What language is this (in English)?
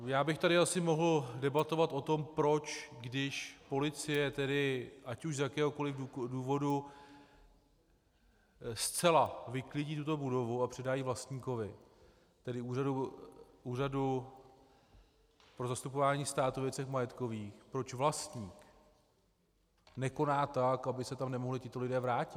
Czech